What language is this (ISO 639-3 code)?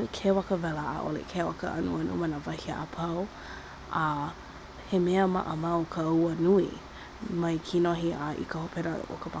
haw